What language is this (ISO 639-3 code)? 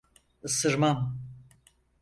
tur